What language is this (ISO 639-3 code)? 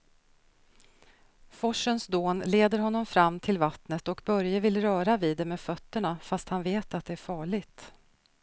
swe